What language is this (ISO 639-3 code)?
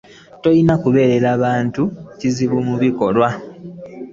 lug